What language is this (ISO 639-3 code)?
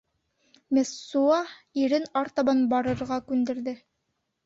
bak